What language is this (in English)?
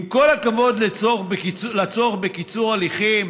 Hebrew